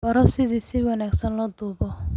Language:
Somali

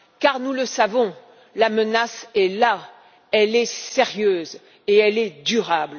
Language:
French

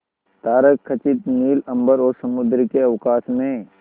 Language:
Hindi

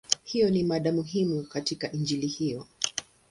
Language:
Swahili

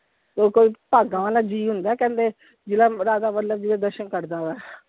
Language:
Punjabi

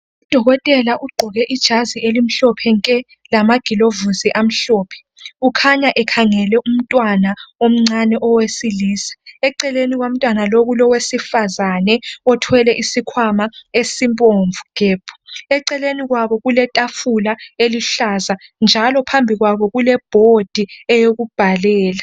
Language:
North Ndebele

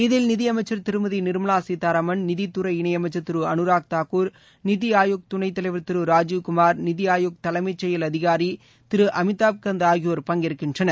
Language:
Tamil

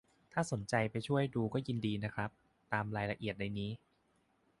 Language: Thai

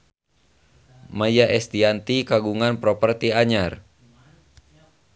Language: Sundanese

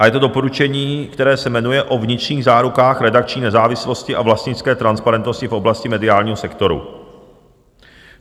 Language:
Czech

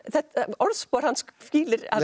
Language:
Icelandic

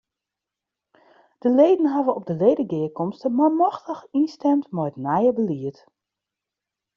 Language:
Western Frisian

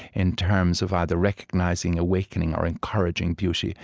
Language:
English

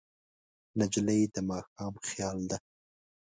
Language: Pashto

